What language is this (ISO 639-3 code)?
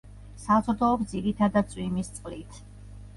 kat